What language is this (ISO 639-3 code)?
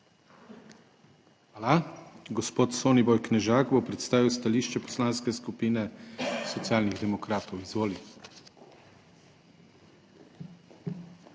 slv